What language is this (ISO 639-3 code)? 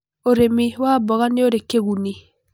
kik